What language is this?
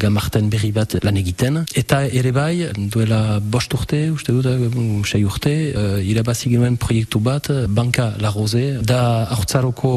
French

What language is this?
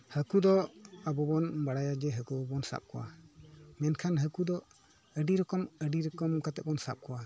Santali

